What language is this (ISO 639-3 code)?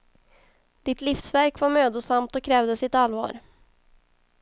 swe